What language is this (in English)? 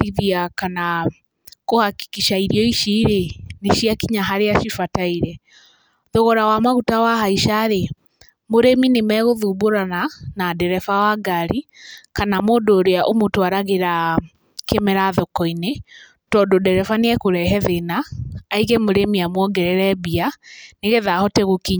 Kikuyu